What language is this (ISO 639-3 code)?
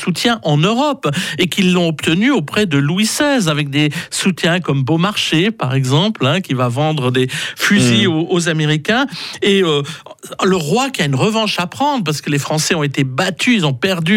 fra